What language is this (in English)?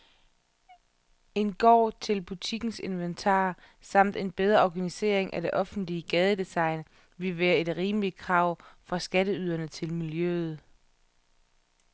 Danish